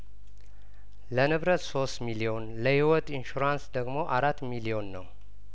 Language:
Amharic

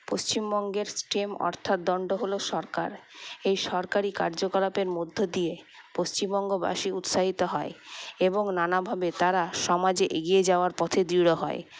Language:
Bangla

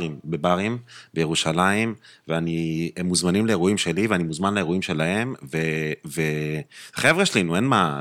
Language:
Hebrew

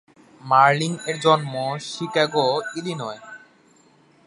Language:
Bangla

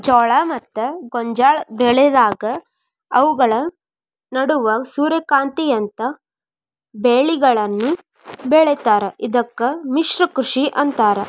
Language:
Kannada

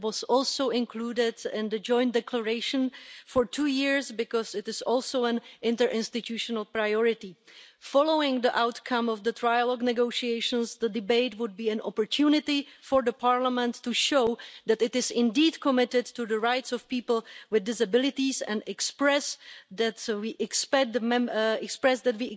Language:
English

